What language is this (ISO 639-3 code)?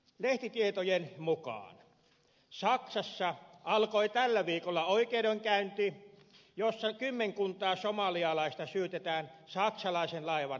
fin